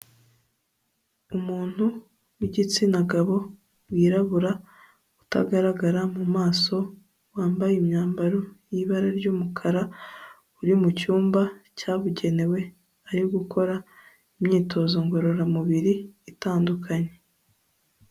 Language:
Kinyarwanda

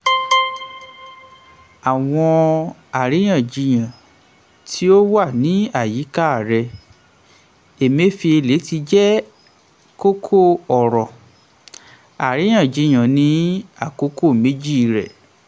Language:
Yoruba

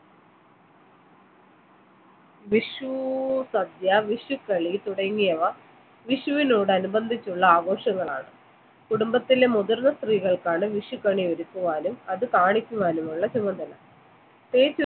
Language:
Malayalam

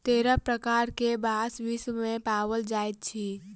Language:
Maithili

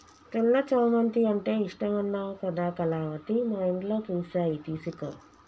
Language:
Telugu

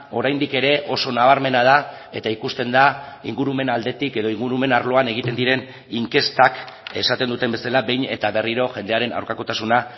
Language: Basque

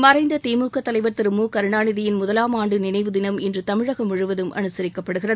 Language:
Tamil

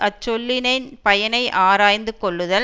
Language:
Tamil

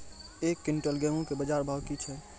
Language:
Maithili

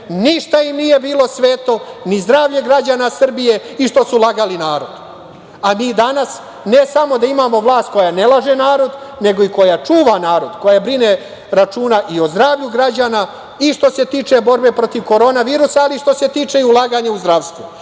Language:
Serbian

